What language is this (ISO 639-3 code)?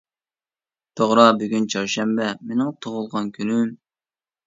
uig